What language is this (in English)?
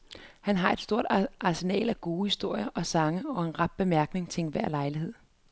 Danish